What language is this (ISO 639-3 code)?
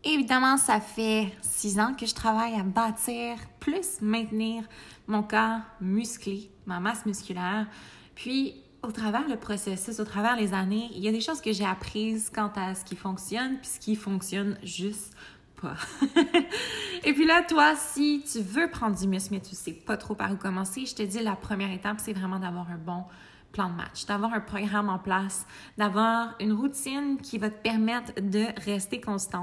fra